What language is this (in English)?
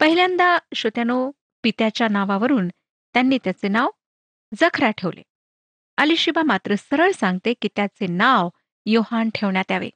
Marathi